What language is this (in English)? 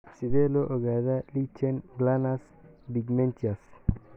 Somali